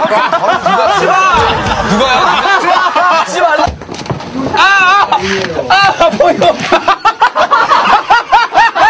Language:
Korean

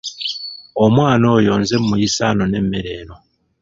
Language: Ganda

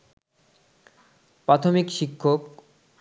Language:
Bangla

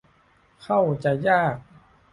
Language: Thai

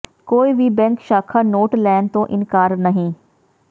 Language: Punjabi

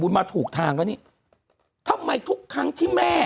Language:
Thai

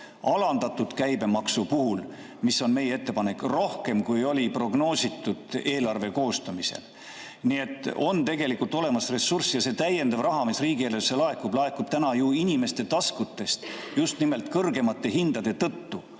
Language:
Estonian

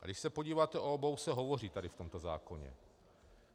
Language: Czech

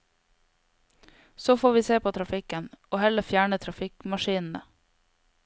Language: Norwegian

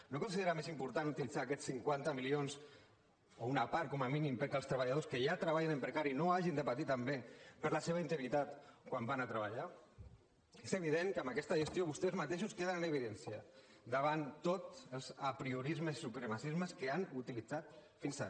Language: Catalan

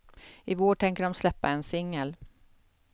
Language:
Swedish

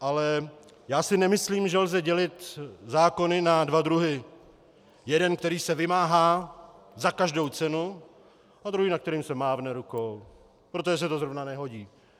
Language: Czech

